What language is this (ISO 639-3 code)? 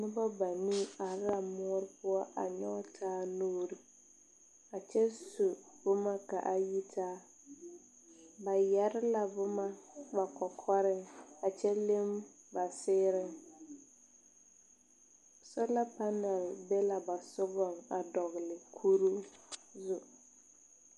dga